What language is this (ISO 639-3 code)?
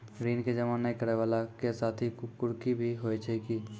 mai